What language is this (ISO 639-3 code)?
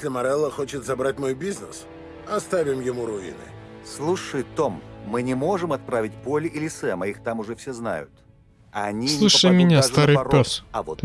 rus